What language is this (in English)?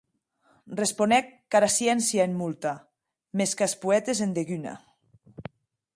Occitan